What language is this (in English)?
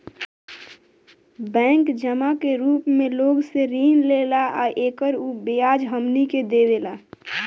Bhojpuri